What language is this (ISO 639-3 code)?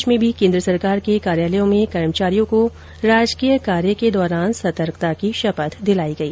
hin